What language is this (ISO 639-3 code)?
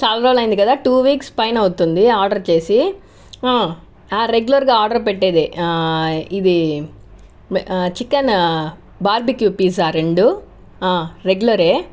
tel